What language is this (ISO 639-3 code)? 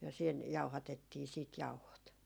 fin